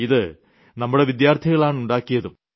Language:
Malayalam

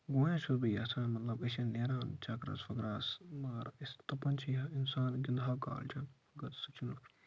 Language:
Kashmiri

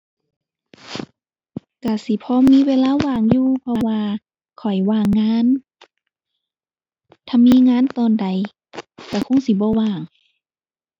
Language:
Thai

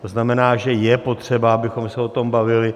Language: Czech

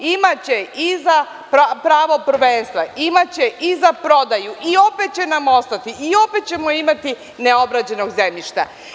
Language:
Serbian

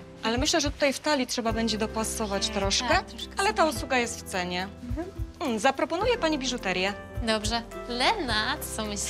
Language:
Polish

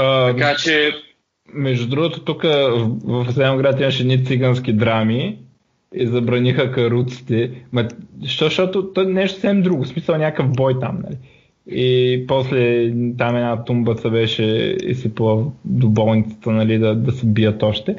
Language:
Bulgarian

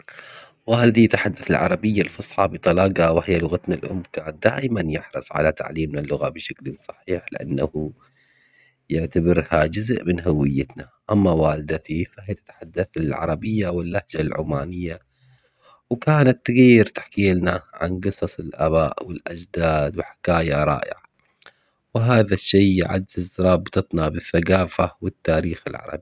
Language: Omani Arabic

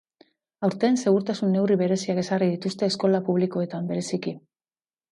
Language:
Basque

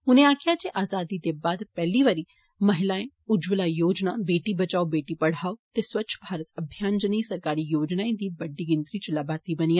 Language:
Dogri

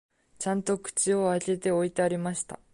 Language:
Japanese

